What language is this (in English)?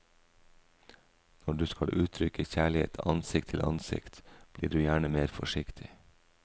Norwegian